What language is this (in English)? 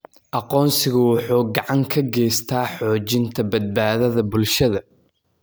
Somali